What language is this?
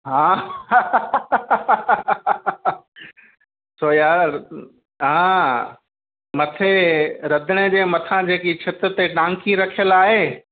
Sindhi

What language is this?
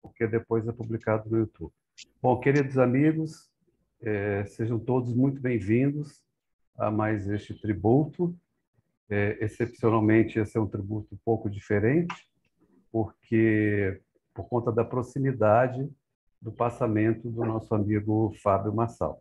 Portuguese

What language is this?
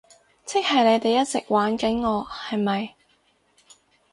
Cantonese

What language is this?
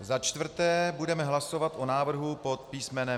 Czech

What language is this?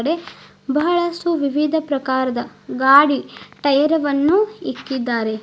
Kannada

